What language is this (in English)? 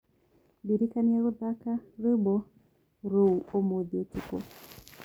Kikuyu